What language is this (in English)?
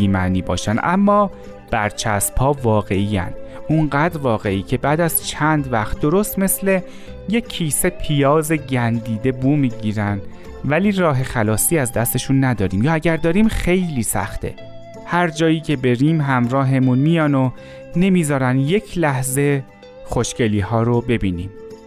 Persian